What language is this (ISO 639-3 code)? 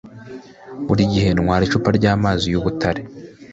kin